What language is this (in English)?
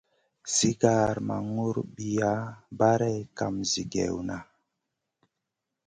Masana